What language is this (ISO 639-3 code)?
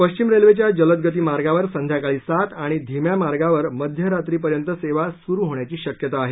mar